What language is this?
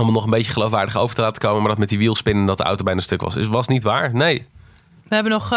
Dutch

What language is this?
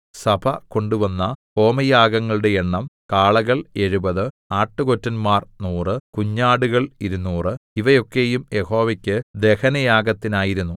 Malayalam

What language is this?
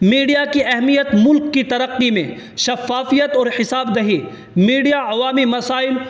Urdu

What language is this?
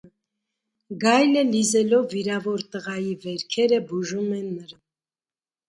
Armenian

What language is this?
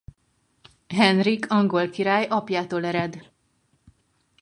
Hungarian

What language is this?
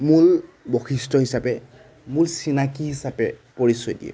Assamese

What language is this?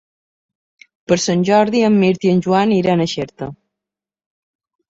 Catalan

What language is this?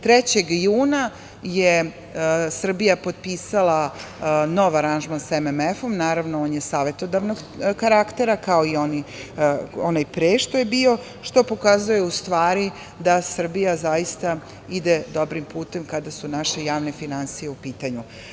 Serbian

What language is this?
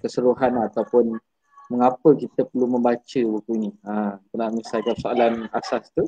Malay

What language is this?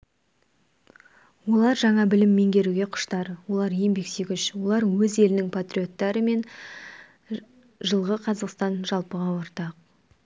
Kazakh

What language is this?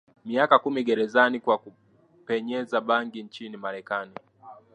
Swahili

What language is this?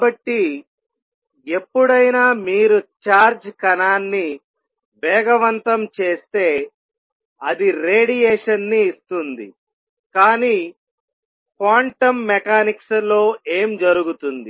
Telugu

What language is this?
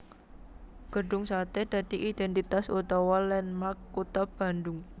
Javanese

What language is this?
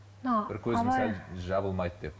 Kazakh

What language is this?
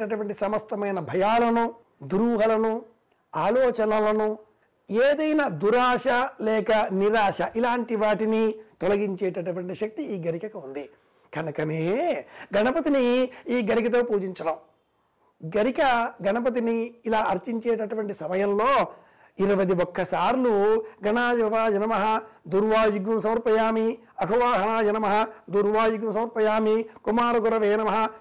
Telugu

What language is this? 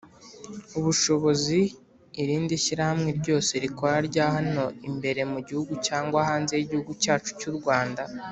Kinyarwanda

